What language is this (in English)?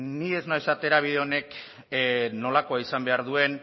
Basque